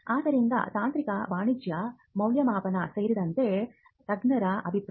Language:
Kannada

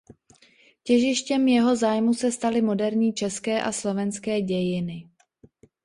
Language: Czech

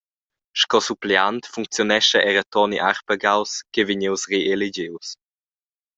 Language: Romansh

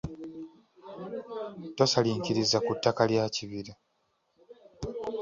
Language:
Ganda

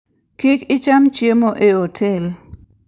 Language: Luo (Kenya and Tanzania)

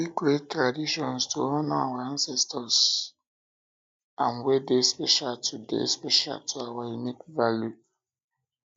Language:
Nigerian Pidgin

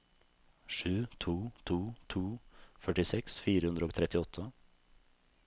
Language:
Norwegian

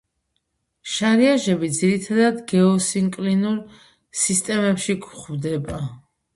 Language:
Georgian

